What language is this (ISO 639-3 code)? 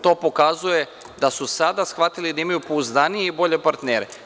srp